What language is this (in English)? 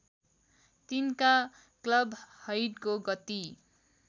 Nepali